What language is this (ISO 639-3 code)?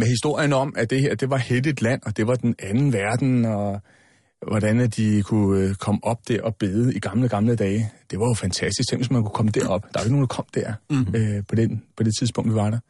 dan